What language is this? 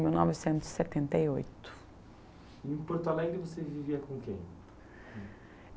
Portuguese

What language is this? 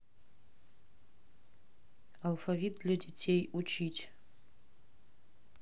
Russian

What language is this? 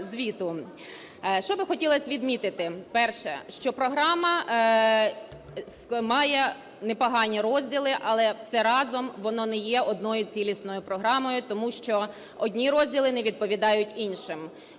Ukrainian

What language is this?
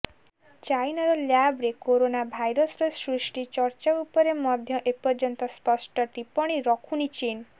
Odia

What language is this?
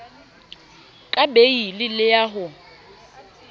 Southern Sotho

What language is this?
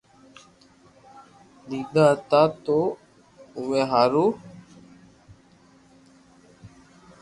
Loarki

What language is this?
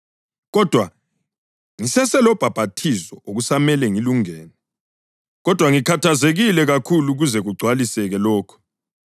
North Ndebele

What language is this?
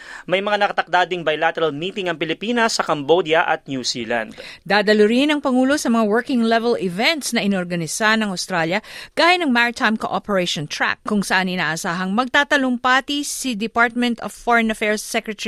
Filipino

